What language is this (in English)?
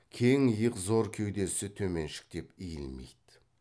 Kazakh